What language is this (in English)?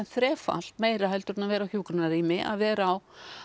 Icelandic